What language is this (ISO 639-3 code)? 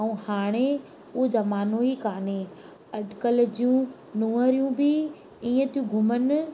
snd